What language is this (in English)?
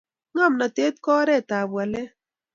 Kalenjin